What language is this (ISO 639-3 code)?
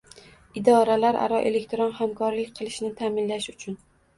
uzb